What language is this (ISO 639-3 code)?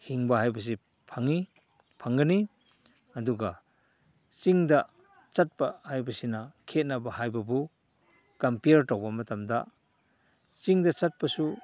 mni